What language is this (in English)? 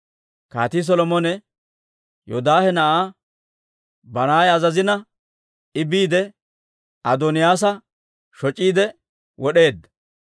Dawro